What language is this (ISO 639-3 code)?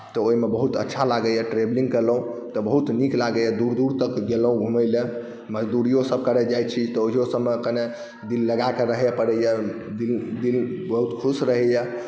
mai